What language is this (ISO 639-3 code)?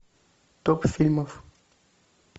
rus